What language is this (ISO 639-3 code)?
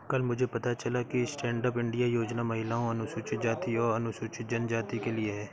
hin